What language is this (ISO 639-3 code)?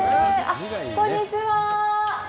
jpn